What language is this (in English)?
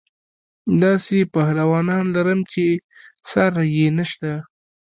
Pashto